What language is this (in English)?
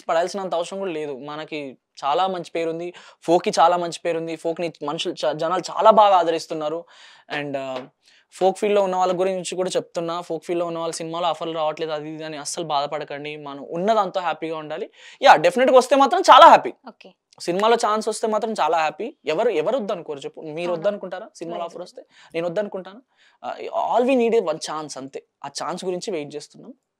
Telugu